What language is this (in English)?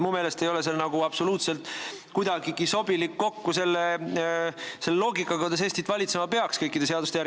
Estonian